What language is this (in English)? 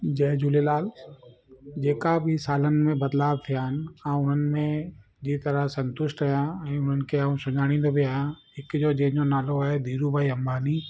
Sindhi